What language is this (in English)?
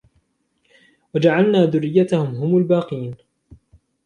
Arabic